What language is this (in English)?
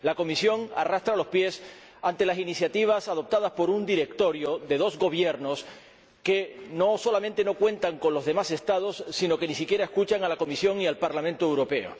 Spanish